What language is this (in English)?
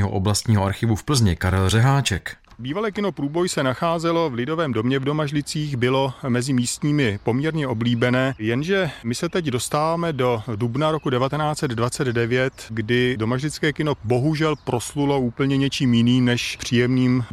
Czech